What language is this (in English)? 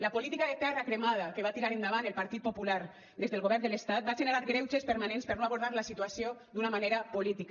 Catalan